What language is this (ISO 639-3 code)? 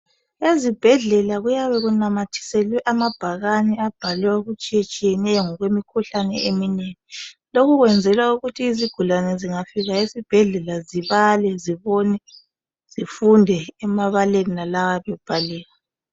nde